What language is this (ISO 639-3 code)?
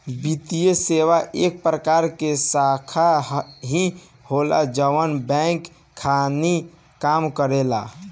bho